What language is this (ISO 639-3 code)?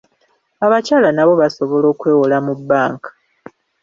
lug